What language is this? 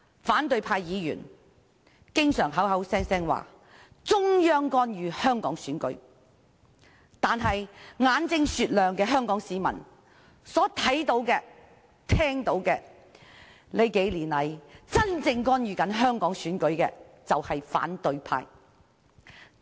Cantonese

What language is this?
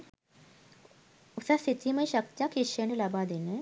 Sinhala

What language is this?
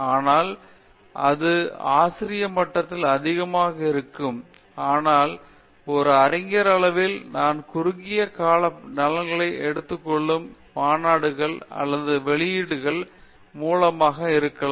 Tamil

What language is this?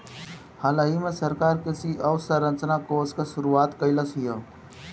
Bhojpuri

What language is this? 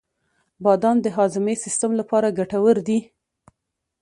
Pashto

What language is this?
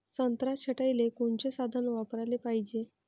Marathi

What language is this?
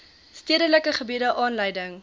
Afrikaans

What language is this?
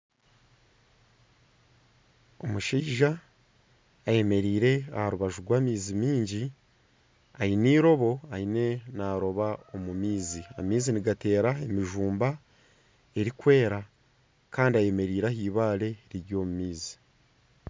Nyankole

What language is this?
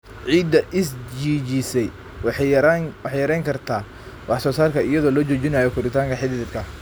Somali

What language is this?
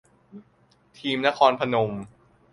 Thai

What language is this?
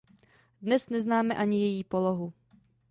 Czech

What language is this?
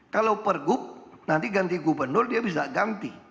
Indonesian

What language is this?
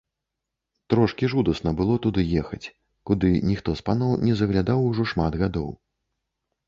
Belarusian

